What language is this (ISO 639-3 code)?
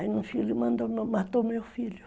por